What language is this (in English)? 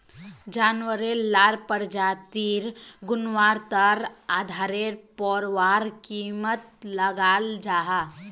Magahi